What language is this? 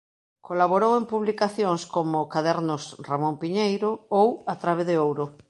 Galician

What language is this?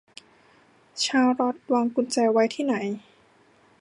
Thai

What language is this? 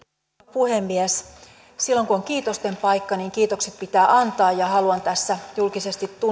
Finnish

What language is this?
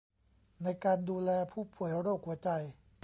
Thai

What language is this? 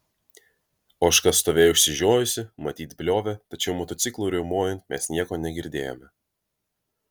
Lithuanian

